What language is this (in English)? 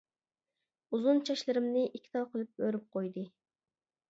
Uyghur